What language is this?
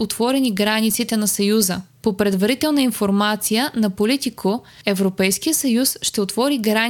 Bulgarian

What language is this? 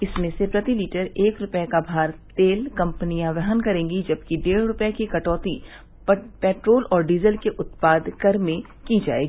Hindi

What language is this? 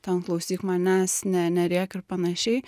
Lithuanian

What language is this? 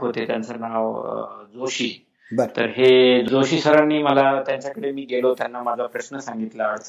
Marathi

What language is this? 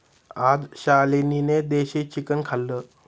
Marathi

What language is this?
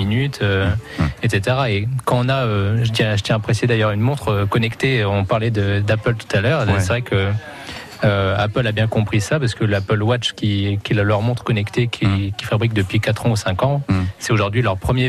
French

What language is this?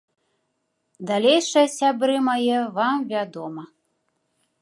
Belarusian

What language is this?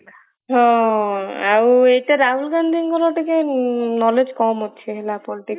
Odia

